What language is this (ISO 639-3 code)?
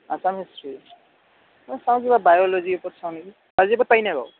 asm